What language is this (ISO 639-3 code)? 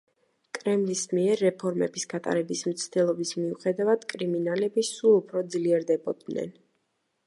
kat